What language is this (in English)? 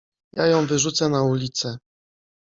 Polish